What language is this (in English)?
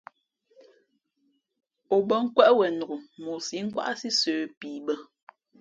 Fe'fe'